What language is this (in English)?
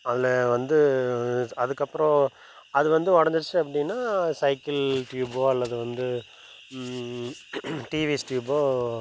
Tamil